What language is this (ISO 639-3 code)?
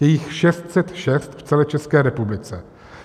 ces